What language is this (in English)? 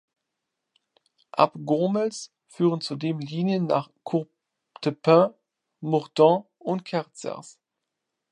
German